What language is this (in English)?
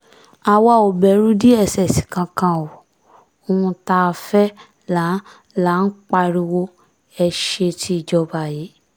Yoruba